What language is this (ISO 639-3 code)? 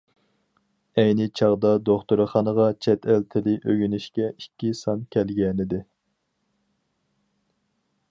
uig